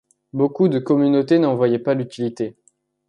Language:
French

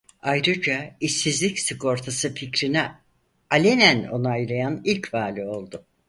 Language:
Turkish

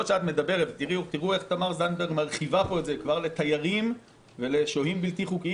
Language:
Hebrew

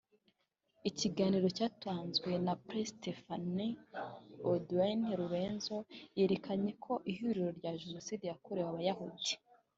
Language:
Kinyarwanda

